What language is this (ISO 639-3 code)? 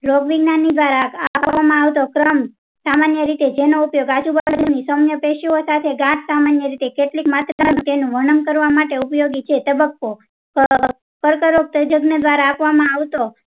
guj